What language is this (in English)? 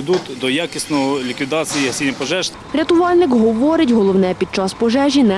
Ukrainian